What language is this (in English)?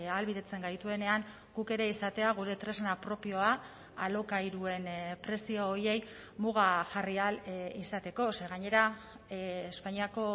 Basque